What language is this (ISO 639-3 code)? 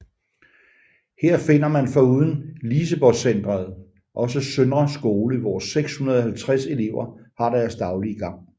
dan